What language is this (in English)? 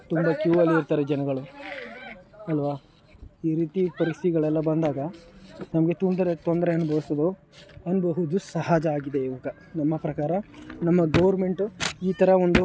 Kannada